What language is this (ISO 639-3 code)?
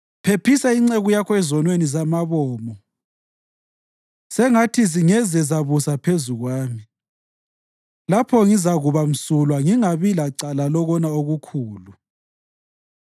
nde